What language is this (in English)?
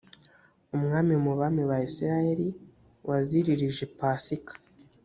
Kinyarwanda